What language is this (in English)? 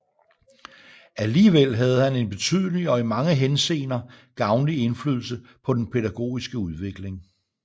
Danish